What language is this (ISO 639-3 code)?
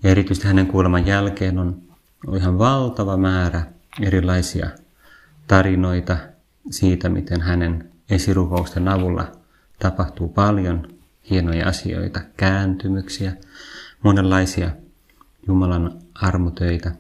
fin